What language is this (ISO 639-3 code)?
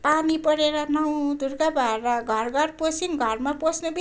nep